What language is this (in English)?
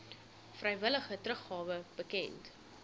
Afrikaans